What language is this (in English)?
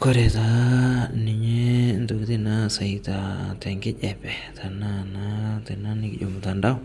Masai